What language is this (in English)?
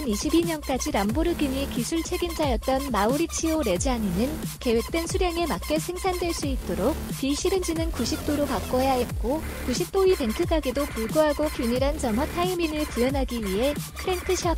Korean